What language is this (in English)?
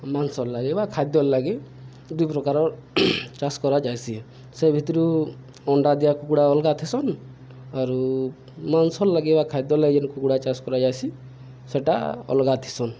Odia